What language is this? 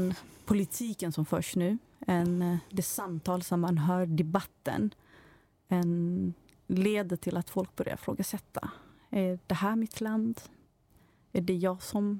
Swedish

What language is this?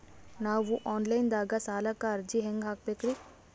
Kannada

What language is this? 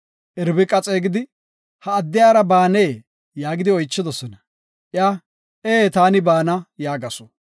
Gofa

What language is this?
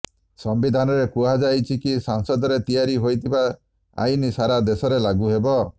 Odia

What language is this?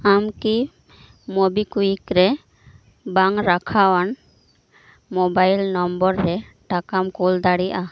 Santali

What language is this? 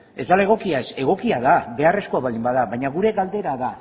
Basque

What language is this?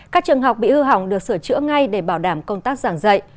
Vietnamese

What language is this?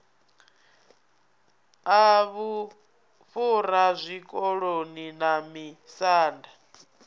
Venda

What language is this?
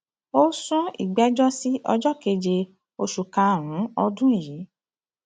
Yoruba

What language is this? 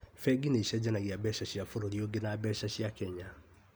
Kikuyu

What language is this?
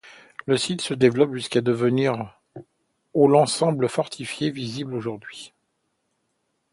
French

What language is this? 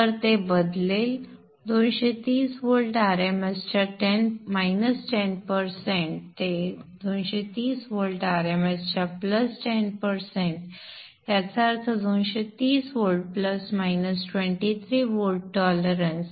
Marathi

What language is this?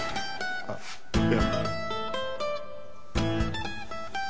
Japanese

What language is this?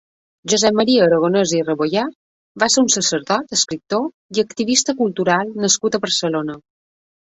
Catalan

